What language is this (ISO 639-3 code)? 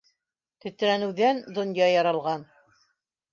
bak